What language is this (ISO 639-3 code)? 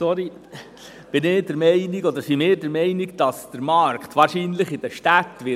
gsw